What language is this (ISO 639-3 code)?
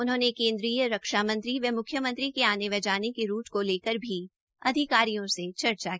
hin